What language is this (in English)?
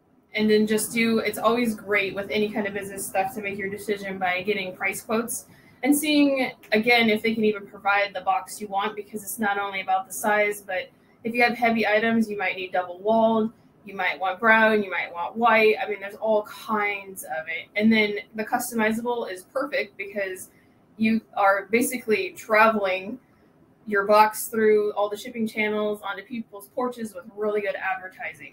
English